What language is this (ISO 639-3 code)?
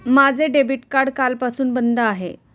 mar